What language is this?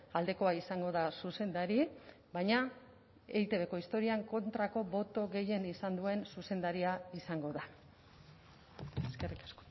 Basque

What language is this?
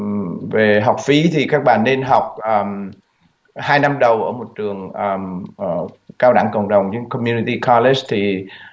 Vietnamese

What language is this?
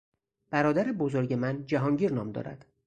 Persian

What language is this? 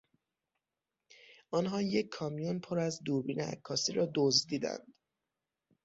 Persian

